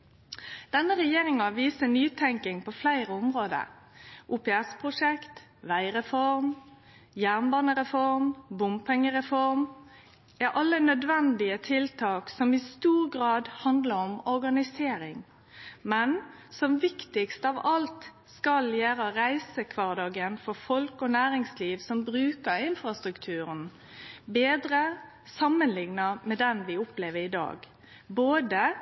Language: Norwegian Nynorsk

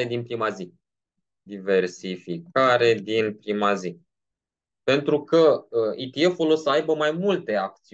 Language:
Romanian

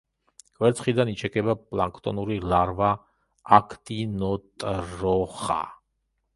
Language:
Georgian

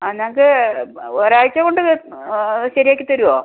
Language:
Malayalam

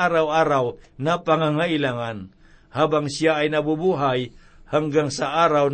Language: Filipino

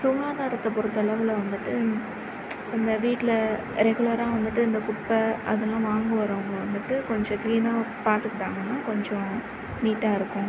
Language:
Tamil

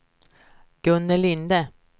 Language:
Swedish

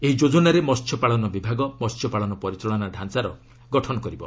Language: Odia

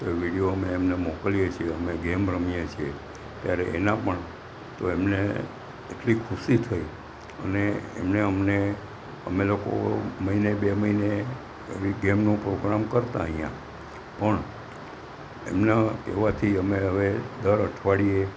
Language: Gujarati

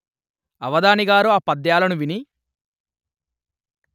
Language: Telugu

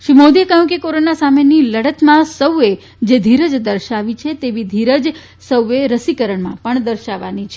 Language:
Gujarati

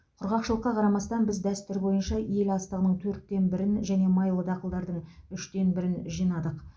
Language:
Kazakh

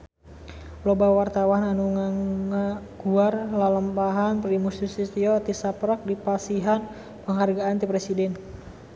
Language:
Sundanese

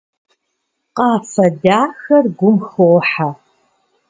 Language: Kabardian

